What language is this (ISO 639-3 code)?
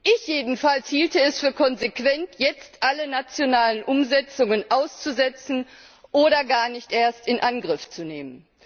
deu